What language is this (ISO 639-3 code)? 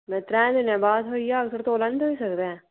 doi